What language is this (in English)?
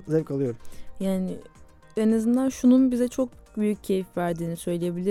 Turkish